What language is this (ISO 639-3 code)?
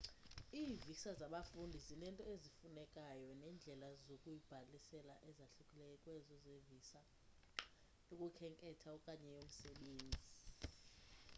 xho